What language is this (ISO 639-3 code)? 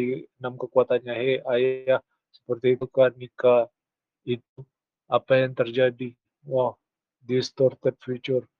ind